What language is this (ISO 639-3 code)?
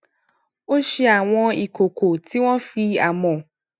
yor